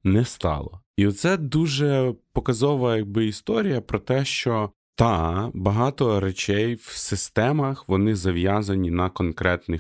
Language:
Ukrainian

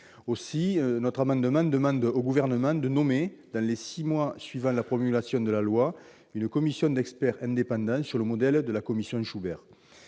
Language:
French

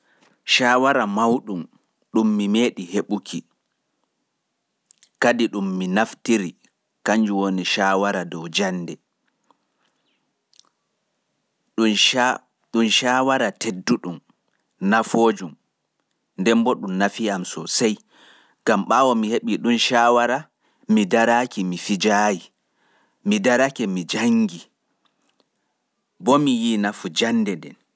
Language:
Pular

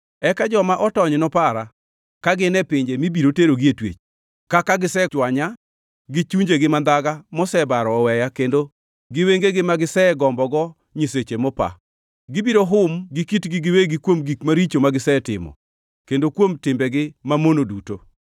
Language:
Luo (Kenya and Tanzania)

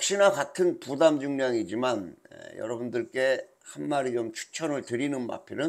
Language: Korean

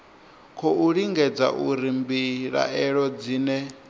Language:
Venda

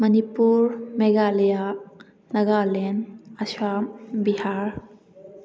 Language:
Manipuri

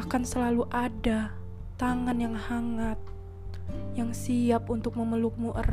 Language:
Indonesian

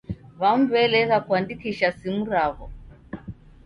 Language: Taita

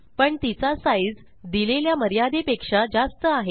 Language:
Marathi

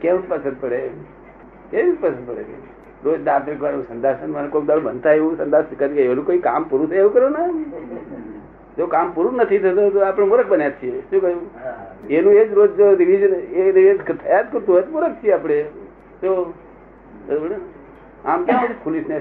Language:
Gujarati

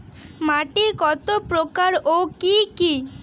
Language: Bangla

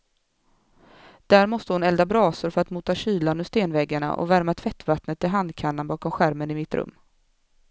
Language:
Swedish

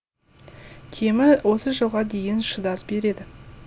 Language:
Kazakh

